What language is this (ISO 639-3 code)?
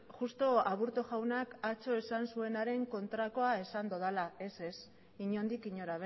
eus